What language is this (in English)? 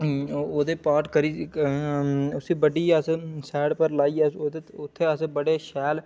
Dogri